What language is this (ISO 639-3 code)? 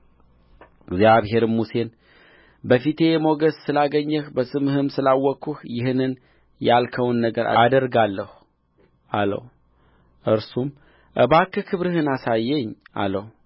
amh